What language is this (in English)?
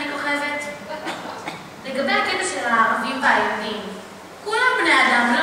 Hebrew